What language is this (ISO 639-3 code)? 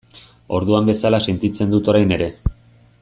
eus